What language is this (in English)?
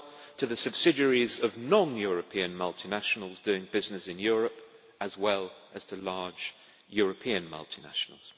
English